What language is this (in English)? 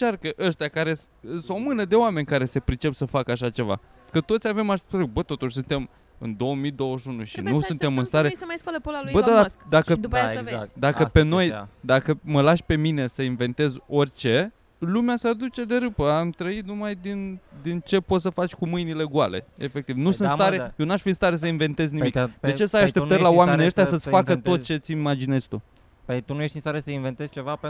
Romanian